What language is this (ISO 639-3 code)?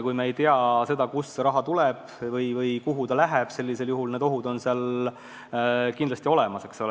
est